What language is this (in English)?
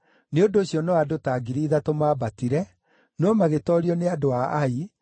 Kikuyu